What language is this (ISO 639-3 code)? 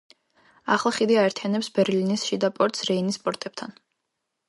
kat